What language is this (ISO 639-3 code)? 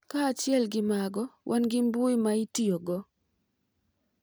luo